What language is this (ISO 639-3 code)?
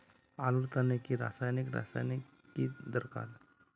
mag